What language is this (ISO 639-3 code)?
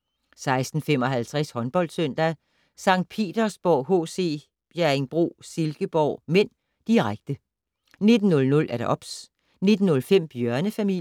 dan